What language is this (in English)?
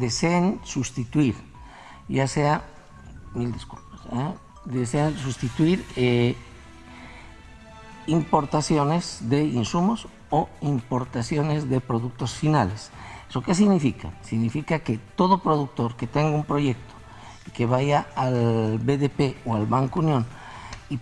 Spanish